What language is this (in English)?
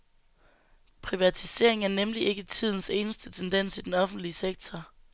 Danish